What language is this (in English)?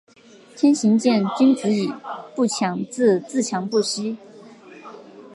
Chinese